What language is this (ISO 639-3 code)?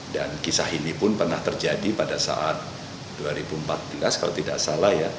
ind